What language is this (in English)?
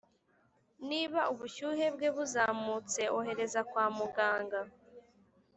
Kinyarwanda